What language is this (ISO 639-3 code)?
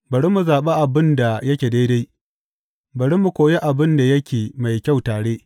hau